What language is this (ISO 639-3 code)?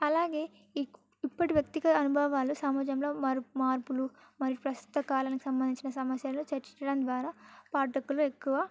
tel